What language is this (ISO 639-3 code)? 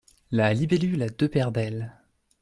fra